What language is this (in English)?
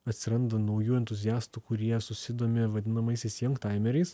Lithuanian